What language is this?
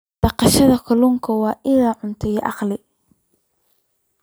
Somali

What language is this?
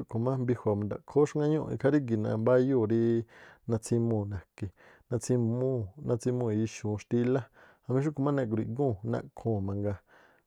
Tlacoapa Me'phaa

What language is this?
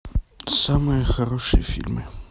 Russian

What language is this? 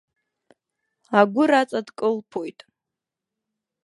Abkhazian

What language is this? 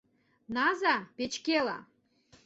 Mari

